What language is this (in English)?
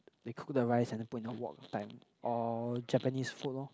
English